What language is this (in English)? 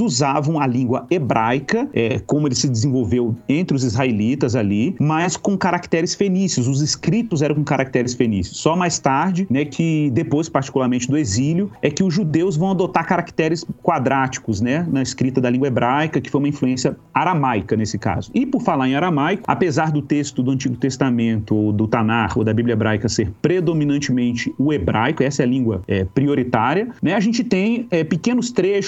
Portuguese